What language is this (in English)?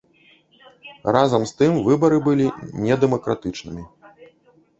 Belarusian